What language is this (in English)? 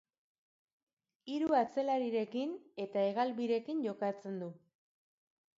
Basque